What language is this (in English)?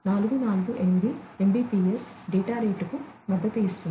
Telugu